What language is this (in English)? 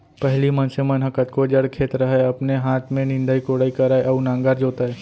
Chhattisgarhi